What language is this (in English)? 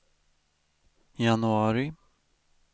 Swedish